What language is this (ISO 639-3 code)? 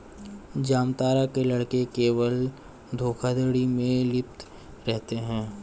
hin